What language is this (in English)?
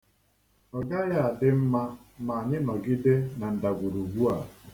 Igbo